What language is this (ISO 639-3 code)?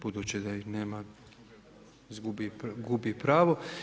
hrv